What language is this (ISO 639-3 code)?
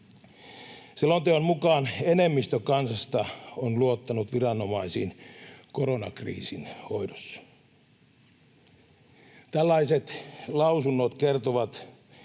fin